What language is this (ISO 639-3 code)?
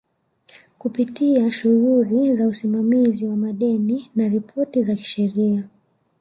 swa